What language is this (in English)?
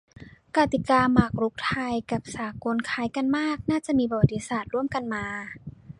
Thai